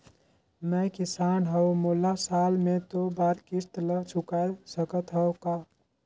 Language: Chhattisgarhi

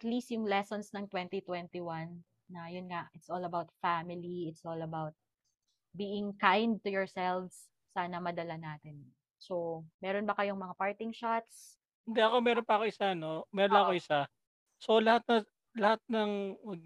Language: Filipino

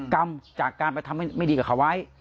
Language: Thai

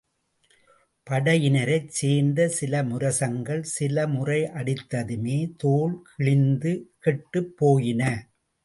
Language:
Tamil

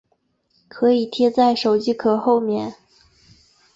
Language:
Chinese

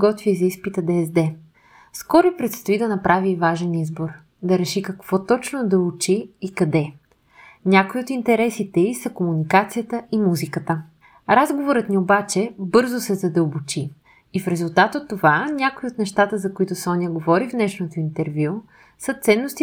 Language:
Bulgarian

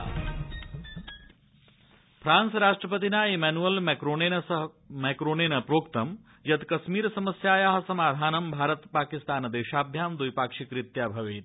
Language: Sanskrit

